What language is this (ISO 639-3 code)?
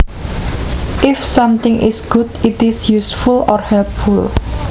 jav